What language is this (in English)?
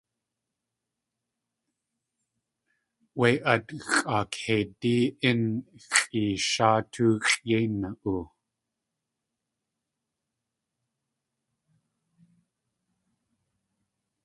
Tlingit